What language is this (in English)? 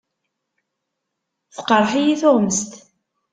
Kabyle